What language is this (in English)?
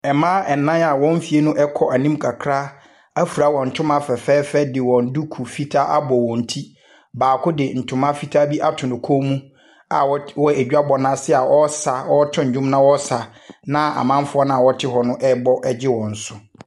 Akan